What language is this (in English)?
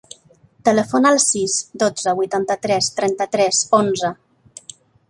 Catalan